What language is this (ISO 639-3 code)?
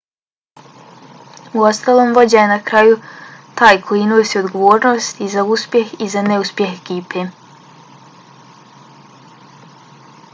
bos